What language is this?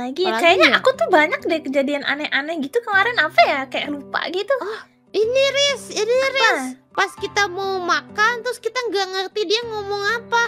Indonesian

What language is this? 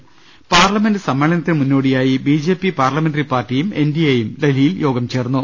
Malayalam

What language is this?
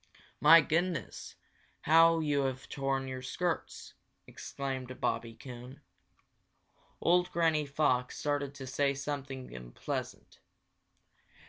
English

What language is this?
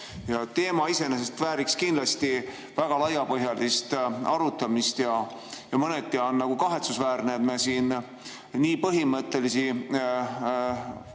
Estonian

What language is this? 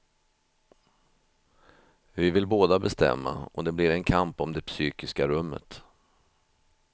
Swedish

